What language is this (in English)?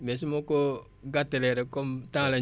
Wolof